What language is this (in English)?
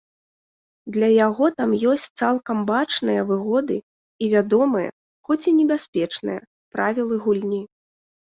Belarusian